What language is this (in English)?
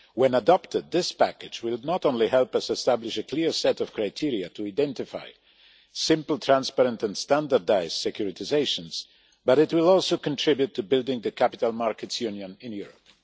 English